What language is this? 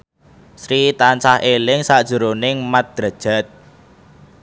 Javanese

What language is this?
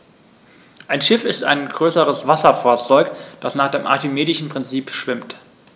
German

